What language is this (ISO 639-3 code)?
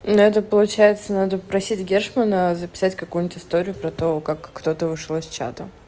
rus